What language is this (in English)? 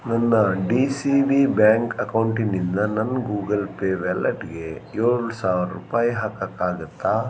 Kannada